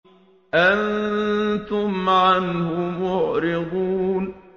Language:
Arabic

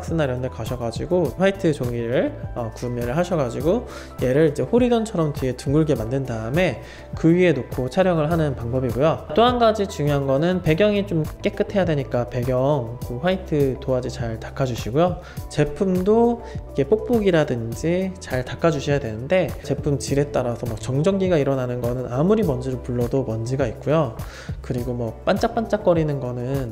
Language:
Korean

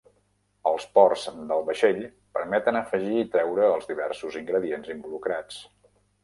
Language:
Catalan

